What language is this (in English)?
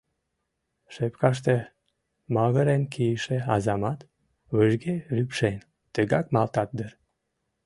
Mari